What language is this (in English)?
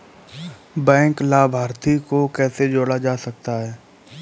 Hindi